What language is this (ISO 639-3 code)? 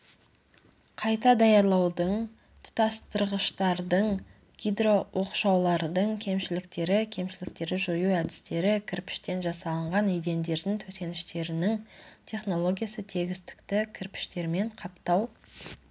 kaz